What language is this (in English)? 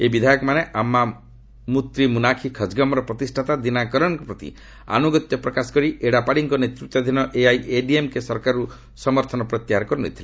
Odia